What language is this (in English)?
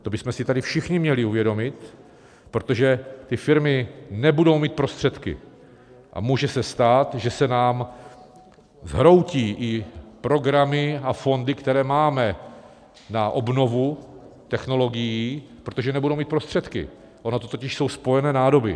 Czech